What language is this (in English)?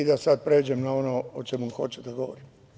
Serbian